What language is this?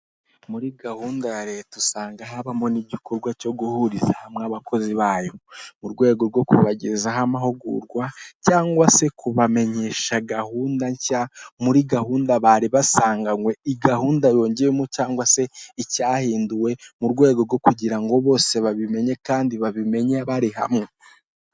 Kinyarwanda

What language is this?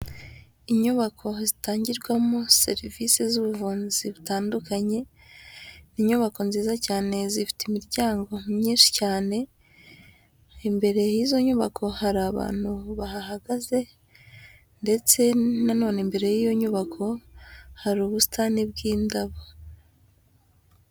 Kinyarwanda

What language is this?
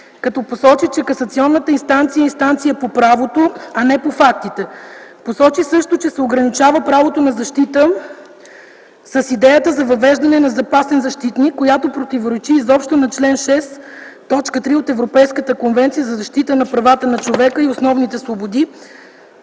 Bulgarian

